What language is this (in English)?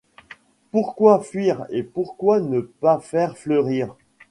French